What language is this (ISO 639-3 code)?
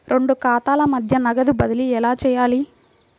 tel